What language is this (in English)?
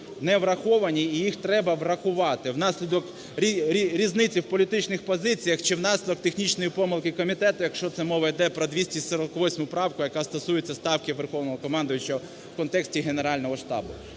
Ukrainian